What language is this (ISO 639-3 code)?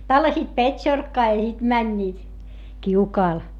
fin